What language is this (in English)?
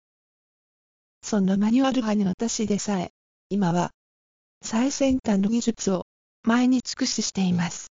Japanese